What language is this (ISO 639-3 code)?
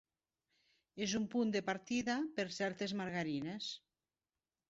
cat